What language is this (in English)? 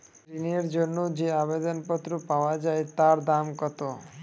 Bangla